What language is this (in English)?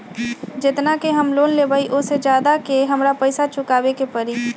Magahi